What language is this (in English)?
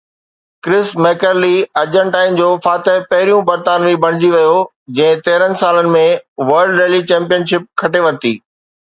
Sindhi